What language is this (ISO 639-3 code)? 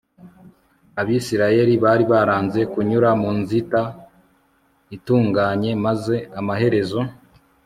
kin